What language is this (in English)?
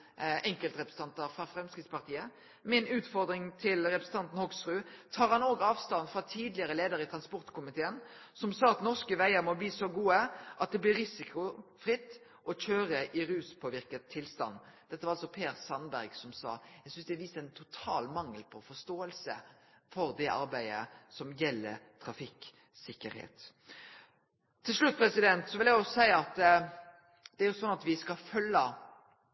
Norwegian Nynorsk